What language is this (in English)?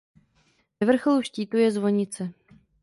Czech